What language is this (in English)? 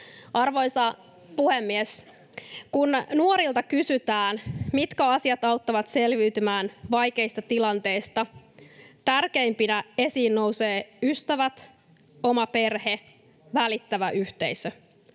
Finnish